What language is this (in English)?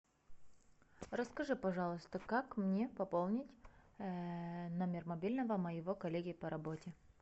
Russian